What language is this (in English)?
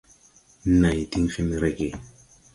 Tupuri